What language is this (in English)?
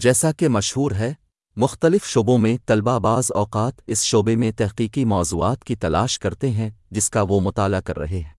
Urdu